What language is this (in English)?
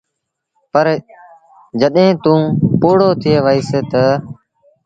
Sindhi Bhil